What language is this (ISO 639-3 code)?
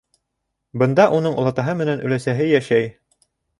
bak